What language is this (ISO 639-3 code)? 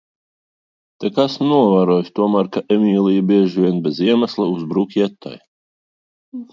lav